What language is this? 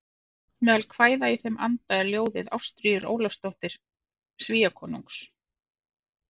Icelandic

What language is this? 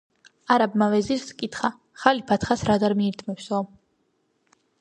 Georgian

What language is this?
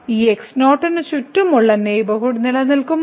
Malayalam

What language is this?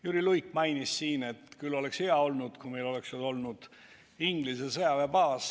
Estonian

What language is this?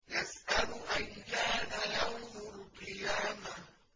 Arabic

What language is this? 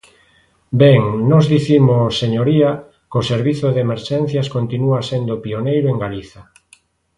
Galician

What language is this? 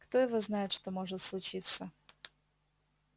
Russian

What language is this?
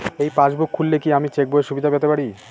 Bangla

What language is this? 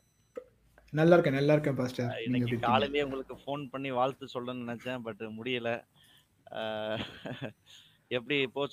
Tamil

